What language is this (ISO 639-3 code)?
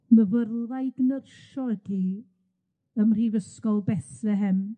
cym